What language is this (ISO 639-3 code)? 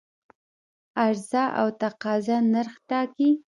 pus